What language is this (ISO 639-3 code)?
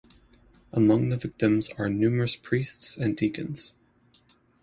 eng